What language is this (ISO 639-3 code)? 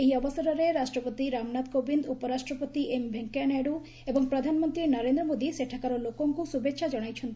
ori